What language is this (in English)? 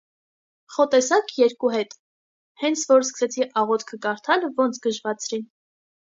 Armenian